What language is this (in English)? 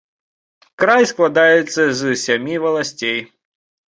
Belarusian